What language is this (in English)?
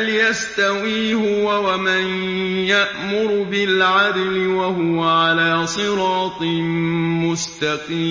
Arabic